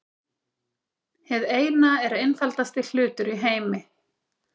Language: Icelandic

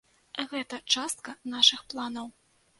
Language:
Belarusian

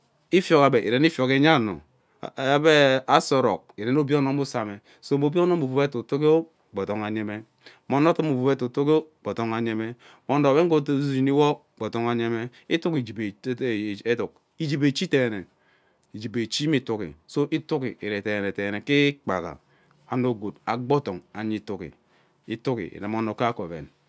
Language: Ubaghara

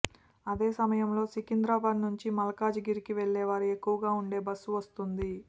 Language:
Telugu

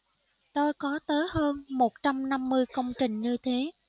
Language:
Vietnamese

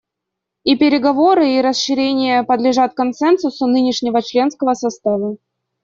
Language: Russian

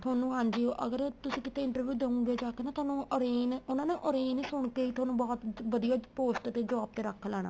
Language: Punjabi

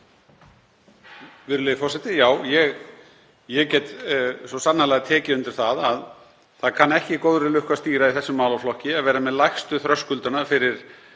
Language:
Icelandic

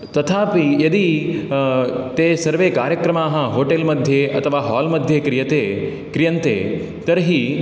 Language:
Sanskrit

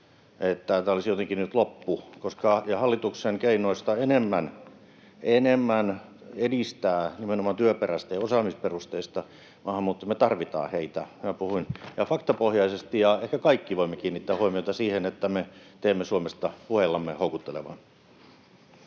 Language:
Finnish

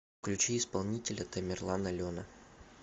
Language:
Russian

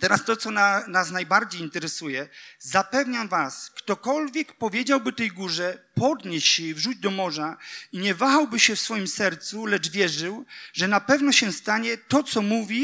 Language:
Polish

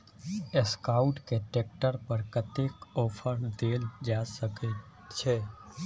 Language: Maithili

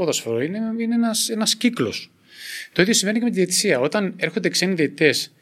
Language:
Greek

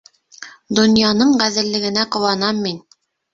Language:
Bashkir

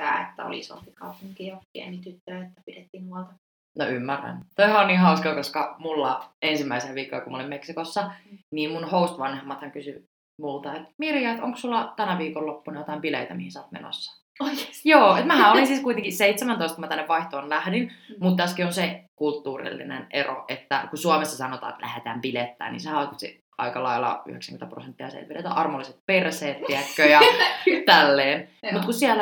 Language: Finnish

